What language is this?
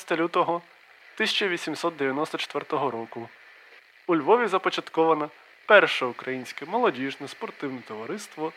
Ukrainian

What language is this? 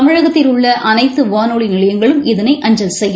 Tamil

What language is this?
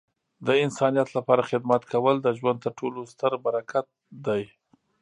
Pashto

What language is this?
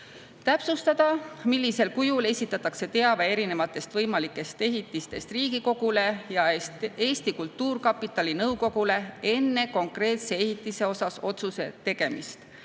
Estonian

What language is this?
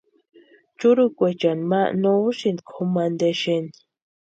Western Highland Purepecha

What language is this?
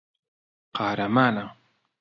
Central Kurdish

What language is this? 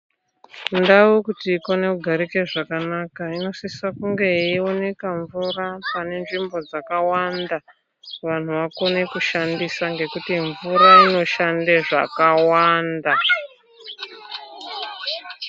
Ndau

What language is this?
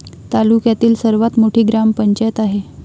Marathi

